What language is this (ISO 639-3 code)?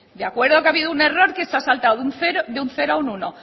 spa